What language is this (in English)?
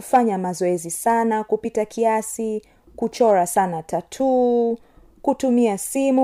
Swahili